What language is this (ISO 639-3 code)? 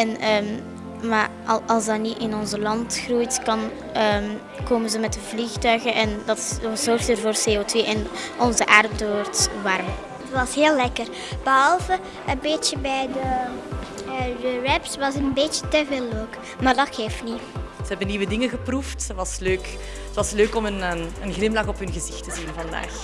nld